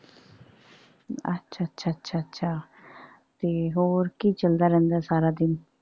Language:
Punjabi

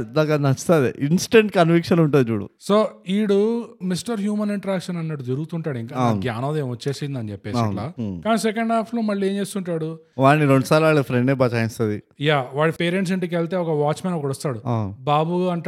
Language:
Telugu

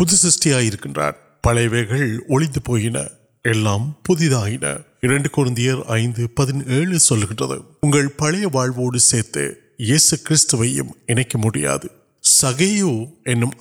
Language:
Urdu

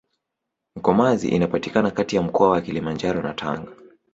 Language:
Swahili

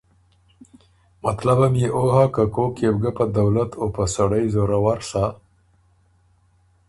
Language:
Ormuri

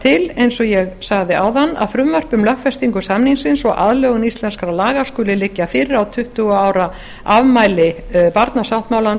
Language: Icelandic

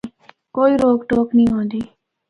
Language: Northern Hindko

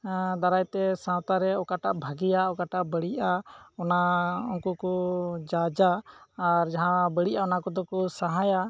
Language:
Santali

